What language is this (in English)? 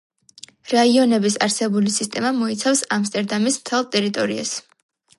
Georgian